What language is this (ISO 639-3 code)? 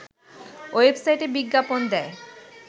ben